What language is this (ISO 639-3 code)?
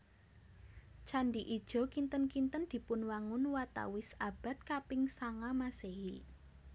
jav